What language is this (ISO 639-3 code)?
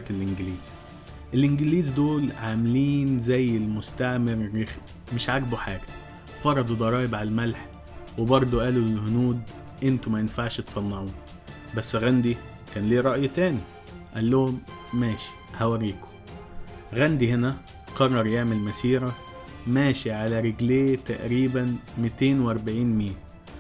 ara